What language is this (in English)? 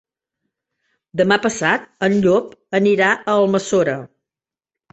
Catalan